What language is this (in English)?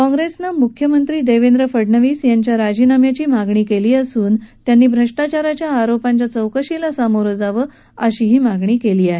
Marathi